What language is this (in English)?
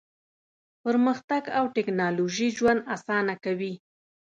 Pashto